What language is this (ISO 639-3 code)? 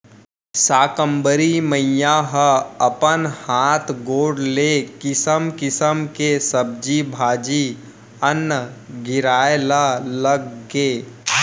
hne